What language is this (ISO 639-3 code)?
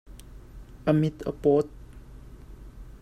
cnh